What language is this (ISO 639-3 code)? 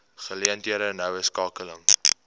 afr